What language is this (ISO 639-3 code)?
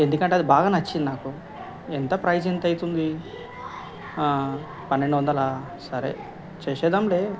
tel